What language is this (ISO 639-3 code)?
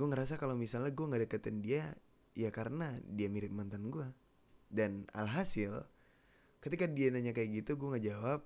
ind